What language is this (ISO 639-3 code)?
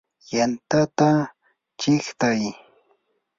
qur